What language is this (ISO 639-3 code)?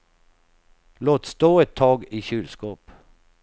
swe